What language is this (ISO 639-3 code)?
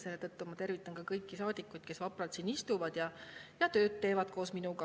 est